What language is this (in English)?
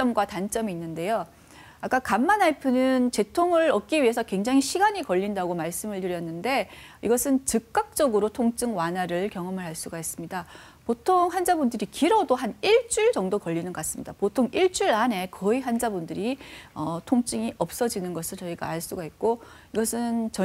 Korean